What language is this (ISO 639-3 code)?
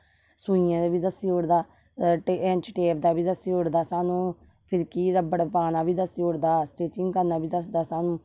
doi